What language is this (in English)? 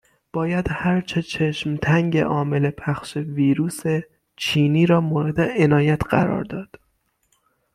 Persian